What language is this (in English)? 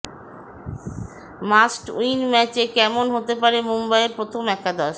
Bangla